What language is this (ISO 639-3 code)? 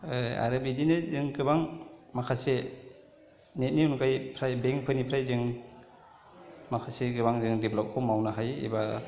brx